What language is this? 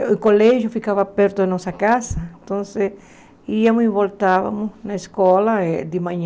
Portuguese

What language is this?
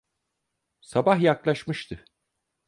Turkish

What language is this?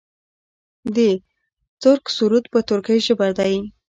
Pashto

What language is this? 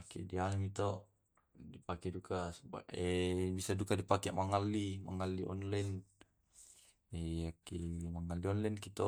Tae'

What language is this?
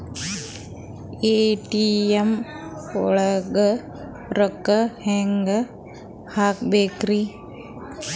Kannada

